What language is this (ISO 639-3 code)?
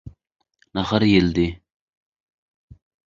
tuk